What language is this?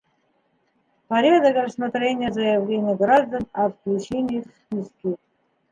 Bashkir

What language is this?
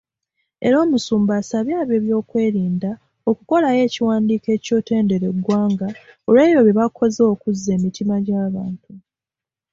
Ganda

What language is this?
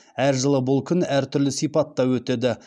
Kazakh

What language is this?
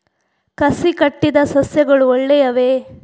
Kannada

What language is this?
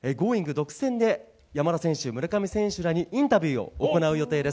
Japanese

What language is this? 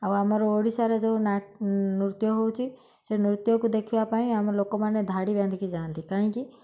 Odia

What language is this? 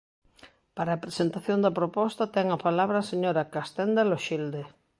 Galician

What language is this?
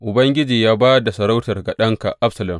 Hausa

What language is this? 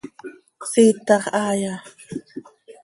Seri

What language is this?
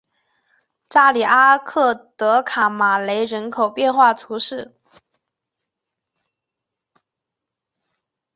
Chinese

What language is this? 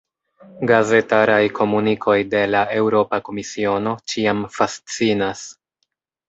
Esperanto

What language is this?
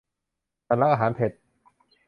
Thai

